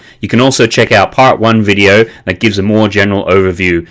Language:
English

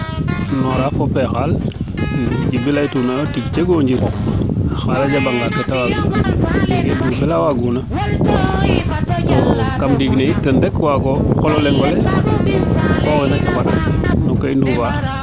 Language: Serer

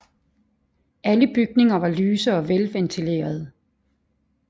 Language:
Danish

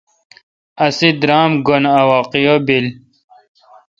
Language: Kalkoti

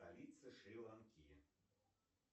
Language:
Russian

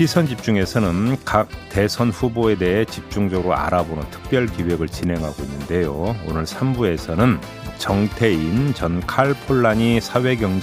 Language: Korean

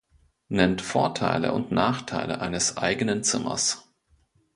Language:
German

